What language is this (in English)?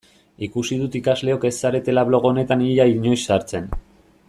Basque